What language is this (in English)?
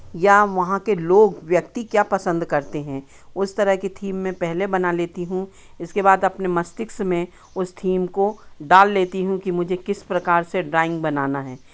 Hindi